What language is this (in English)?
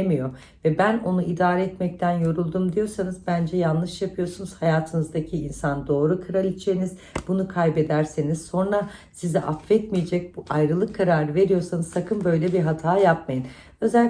Turkish